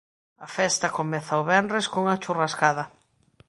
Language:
Galician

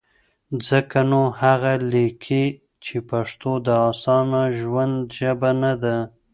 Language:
Pashto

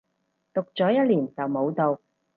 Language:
Cantonese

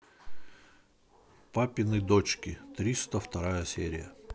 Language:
Russian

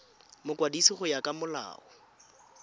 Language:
Tswana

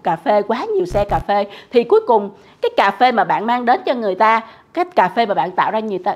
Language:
Vietnamese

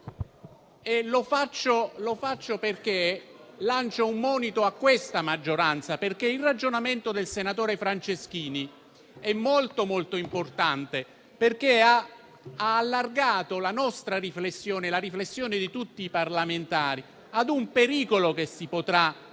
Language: Italian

